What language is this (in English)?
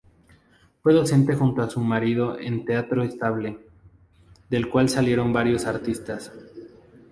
Spanish